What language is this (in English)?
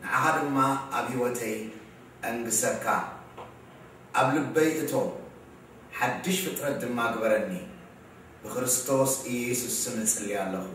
Arabic